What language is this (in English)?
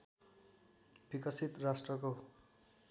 Nepali